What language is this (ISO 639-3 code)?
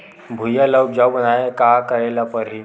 hne